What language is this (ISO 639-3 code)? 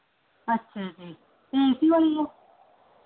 pan